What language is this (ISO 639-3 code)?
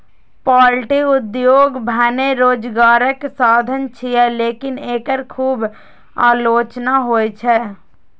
mai